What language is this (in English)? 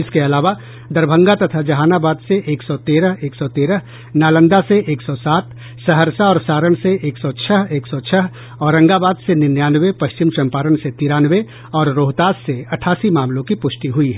Hindi